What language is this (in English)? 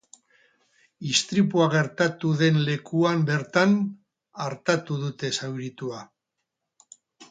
Basque